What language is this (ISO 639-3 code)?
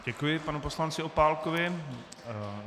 ces